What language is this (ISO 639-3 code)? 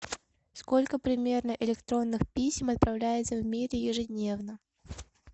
rus